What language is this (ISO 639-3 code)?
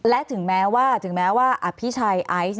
tha